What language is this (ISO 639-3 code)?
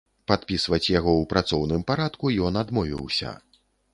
bel